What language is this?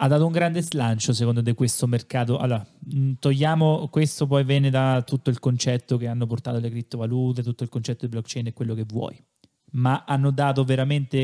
Italian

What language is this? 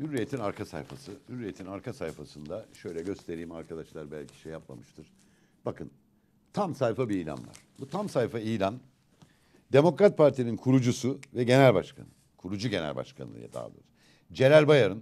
Turkish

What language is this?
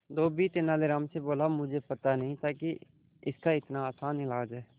Hindi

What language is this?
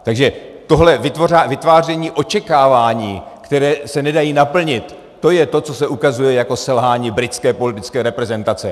Czech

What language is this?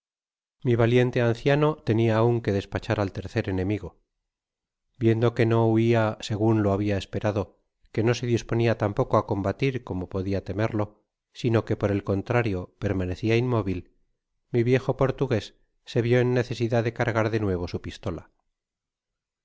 Spanish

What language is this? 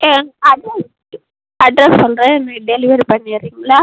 Tamil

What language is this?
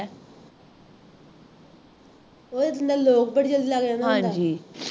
Punjabi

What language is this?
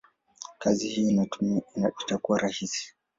Swahili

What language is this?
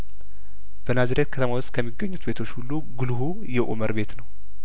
Amharic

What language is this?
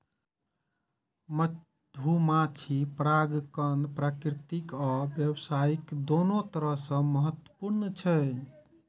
Maithili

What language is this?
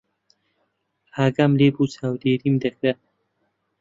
Central Kurdish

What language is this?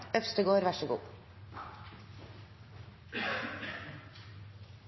Norwegian Nynorsk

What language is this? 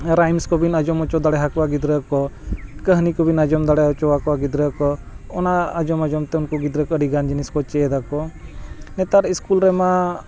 Santali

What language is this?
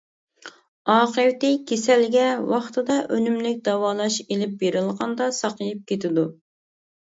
Uyghur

